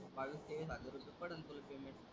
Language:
Marathi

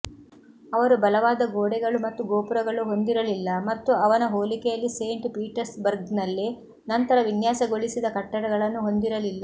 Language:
Kannada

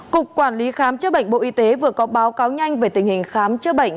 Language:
Vietnamese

